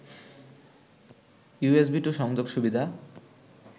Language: Bangla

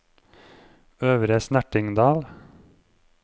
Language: Norwegian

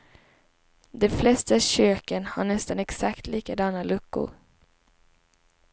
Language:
Swedish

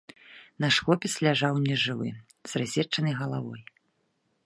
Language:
Belarusian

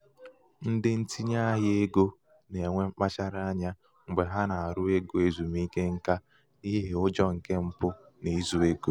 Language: Igbo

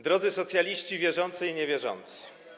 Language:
Polish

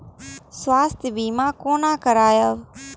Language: Maithili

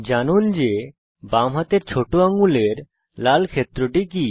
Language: Bangla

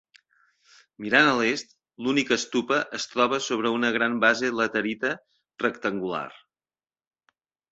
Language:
Catalan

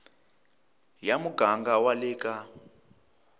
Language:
Tsonga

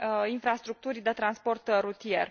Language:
Romanian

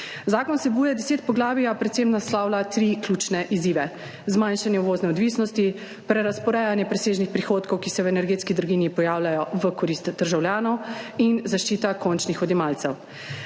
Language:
Slovenian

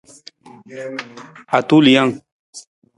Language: Nawdm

